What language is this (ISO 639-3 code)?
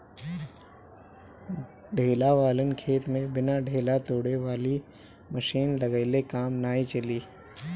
bho